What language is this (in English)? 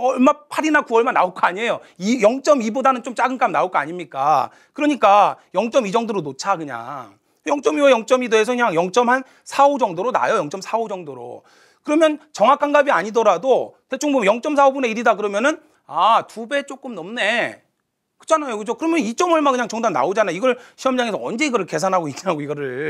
Korean